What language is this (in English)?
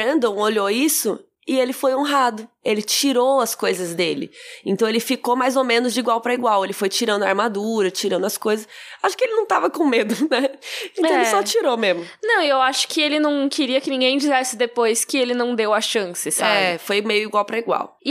Portuguese